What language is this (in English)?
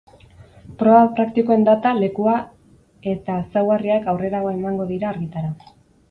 Basque